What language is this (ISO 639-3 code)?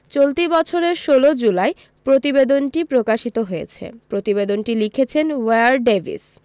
ben